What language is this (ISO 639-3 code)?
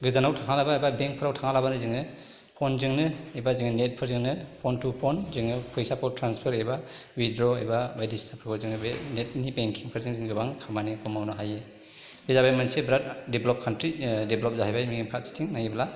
brx